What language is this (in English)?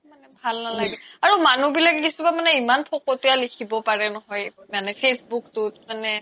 Assamese